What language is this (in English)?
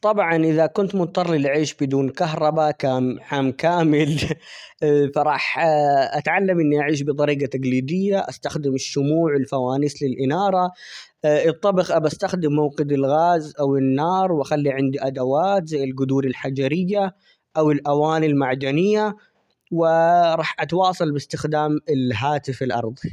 Omani Arabic